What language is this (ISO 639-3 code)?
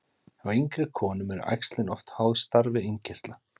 isl